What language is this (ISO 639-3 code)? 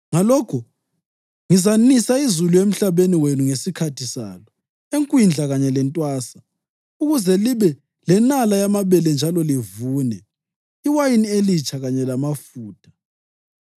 nde